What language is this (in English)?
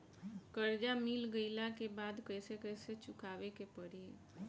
Bhojpuri